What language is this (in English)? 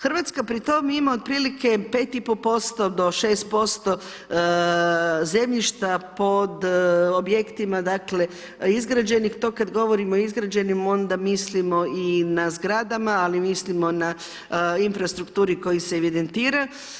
Croatian